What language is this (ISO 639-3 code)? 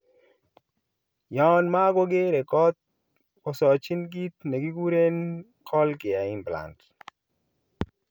kln